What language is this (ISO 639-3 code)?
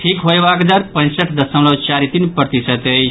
mai